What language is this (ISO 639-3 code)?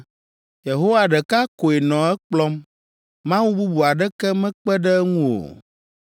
ewe